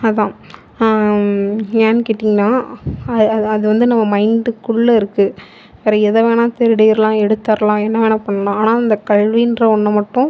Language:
Tamil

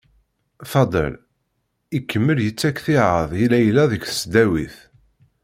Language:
Kabyle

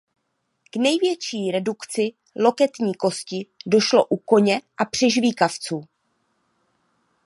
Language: Czech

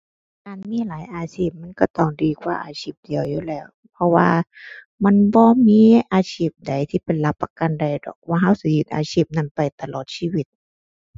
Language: Thai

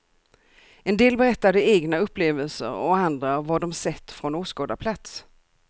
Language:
Swedish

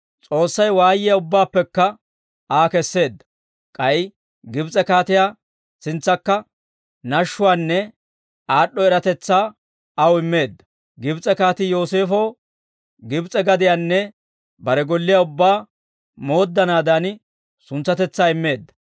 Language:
Dawro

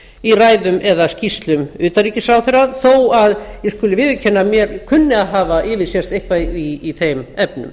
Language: Icelandic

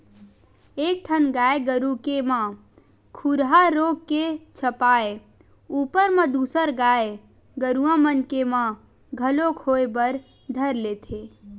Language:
Chhattisgarhi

